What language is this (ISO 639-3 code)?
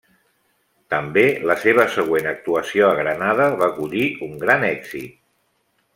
cat